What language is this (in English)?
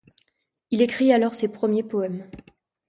French